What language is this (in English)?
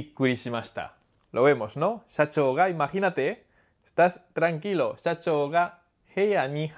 Spanish